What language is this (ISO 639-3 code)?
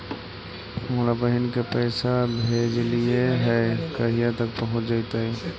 mag